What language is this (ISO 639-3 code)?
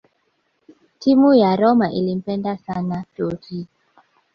swa